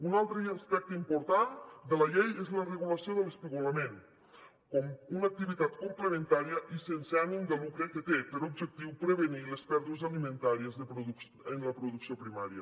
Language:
Catalan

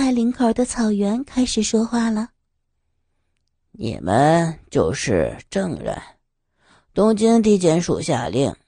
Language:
Chinese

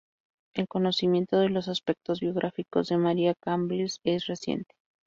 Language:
Spanish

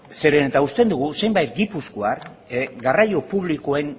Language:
Basque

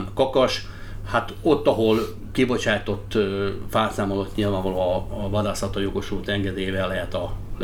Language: Hungarian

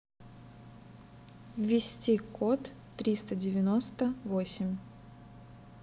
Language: Russian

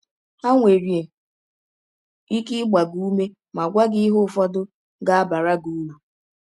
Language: Igbo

